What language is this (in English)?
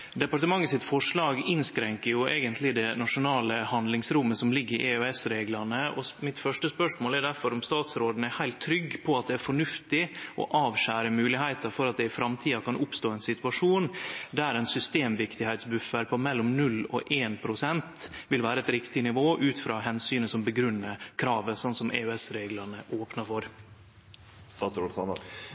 Norwegian Nynorsk